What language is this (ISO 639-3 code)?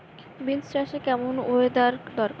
ben